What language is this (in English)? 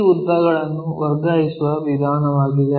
Kannada